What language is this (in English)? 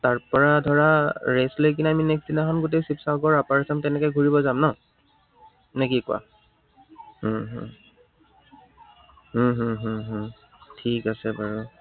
Assamese